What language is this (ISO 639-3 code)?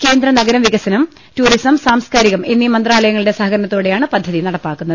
mal